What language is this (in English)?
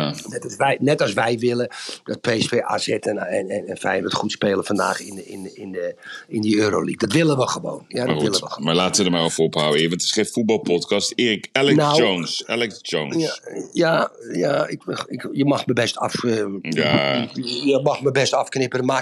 Dutch